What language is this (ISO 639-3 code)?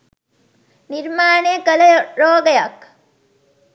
sin